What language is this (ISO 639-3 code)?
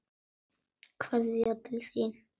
isl